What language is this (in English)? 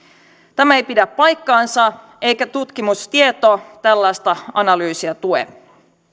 Finnish